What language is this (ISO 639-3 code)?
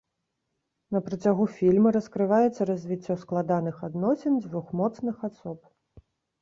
bel